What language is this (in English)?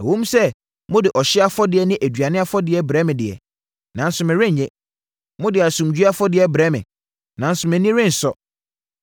Akan